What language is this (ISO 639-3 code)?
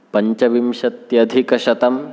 san